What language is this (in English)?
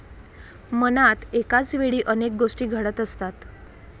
Marathi